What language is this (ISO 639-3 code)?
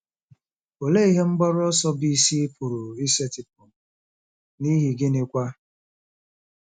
ibo